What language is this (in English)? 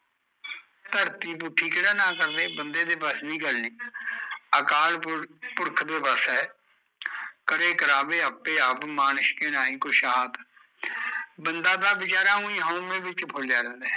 Punjabi